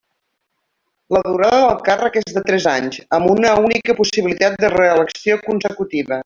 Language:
Catalan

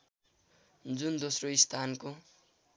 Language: Nepali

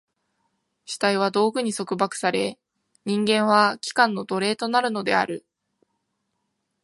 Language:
Japanese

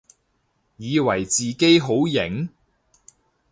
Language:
Cantonese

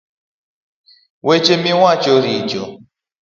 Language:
Luo (Kenya and Tanzania)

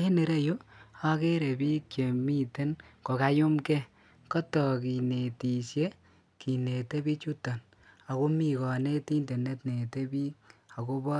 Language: Kalenjin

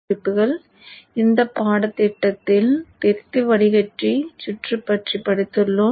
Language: Tamil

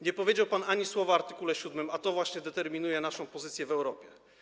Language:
Polish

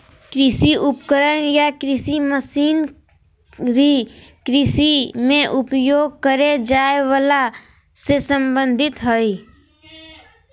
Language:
Magahi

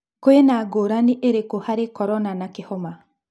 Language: Kikuyu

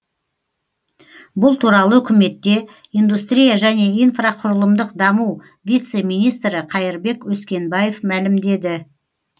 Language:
Kazakh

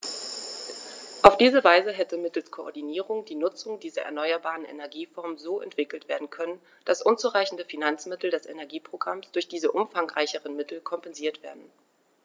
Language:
German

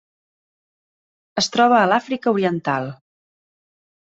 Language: Catalan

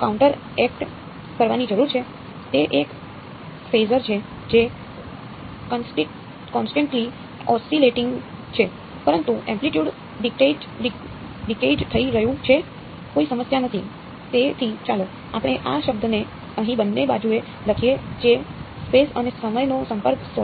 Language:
Gujarati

